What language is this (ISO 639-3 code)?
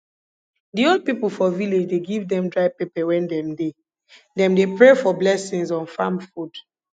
pcm